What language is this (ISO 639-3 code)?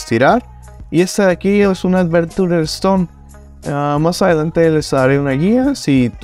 spa